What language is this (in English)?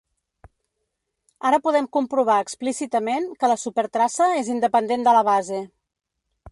Catalan